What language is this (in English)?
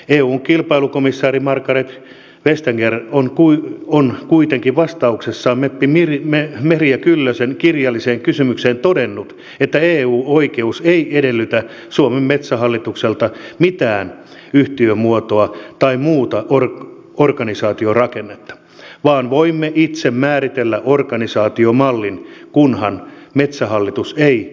Finnish